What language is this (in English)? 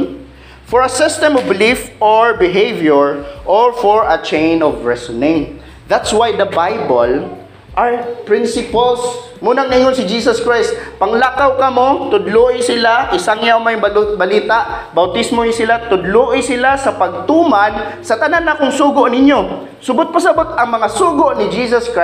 Filipino